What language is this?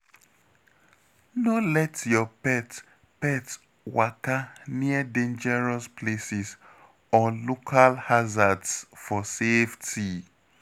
Nigerian Pidgin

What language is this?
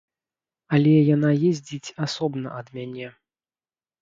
Belarusian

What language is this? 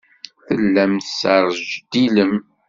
Kabyle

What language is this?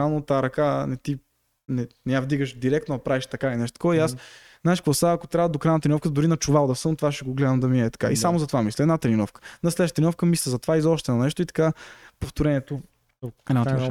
Bulgarian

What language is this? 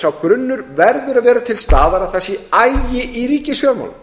Icelandic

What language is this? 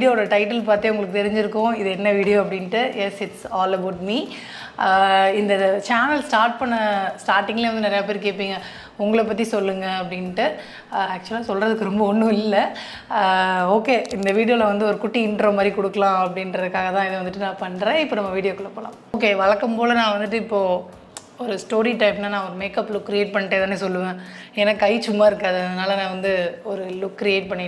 Korean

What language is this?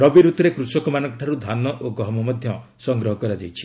Odia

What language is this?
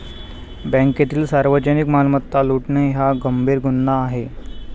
Marathi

